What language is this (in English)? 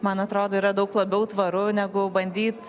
Lithuanian